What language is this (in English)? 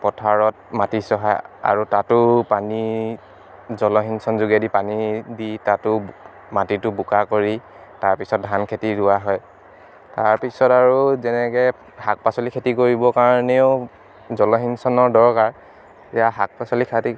Assamese